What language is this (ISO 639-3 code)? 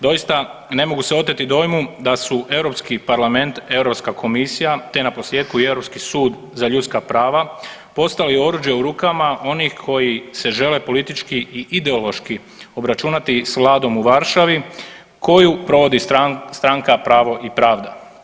hrv